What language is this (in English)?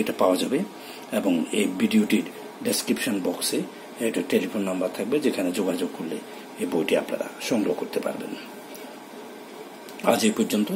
Romanian